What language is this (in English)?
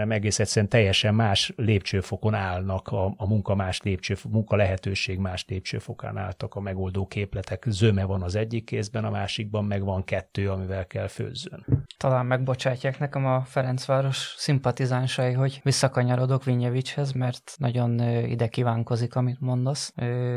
Hungarian